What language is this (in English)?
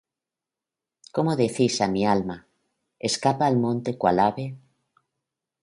Spanish